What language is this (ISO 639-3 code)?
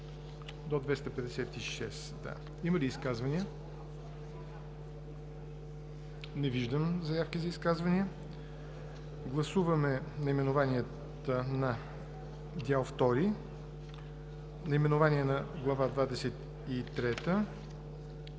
bul